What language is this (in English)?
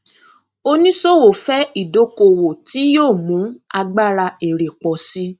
Yoruba